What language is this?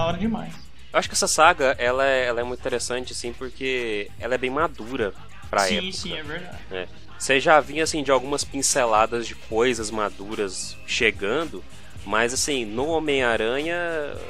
Portuguese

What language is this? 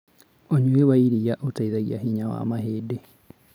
Kikuyu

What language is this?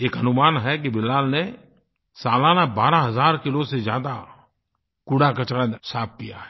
Hindi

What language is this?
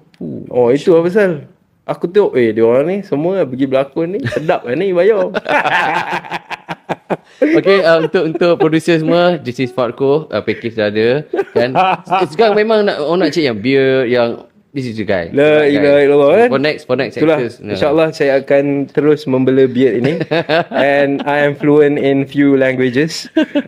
Malay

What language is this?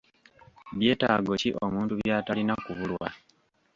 Ganda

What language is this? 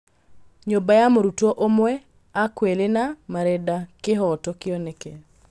Kikuyu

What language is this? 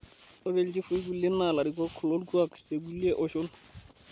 Masai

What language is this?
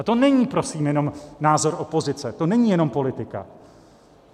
Czech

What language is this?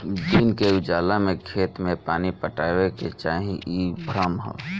Bhojpuri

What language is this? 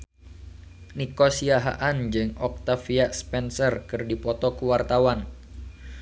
Sundanese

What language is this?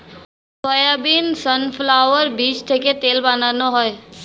Bangla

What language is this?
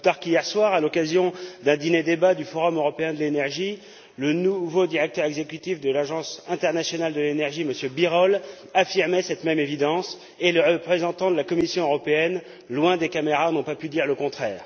French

